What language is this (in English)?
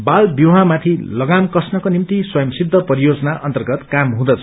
Nepali